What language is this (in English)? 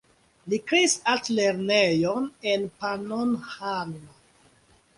Esperanto